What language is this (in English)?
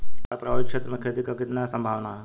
Bhojpuri